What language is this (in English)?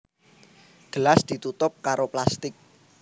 Javanese